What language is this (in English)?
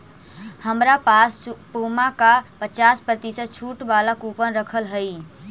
Magahi